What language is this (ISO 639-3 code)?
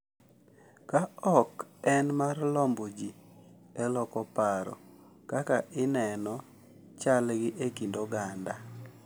luo